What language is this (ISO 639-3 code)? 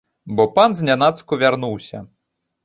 bel